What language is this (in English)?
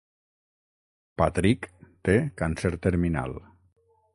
Catalan